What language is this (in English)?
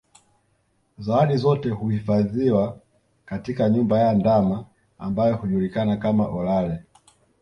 Swahili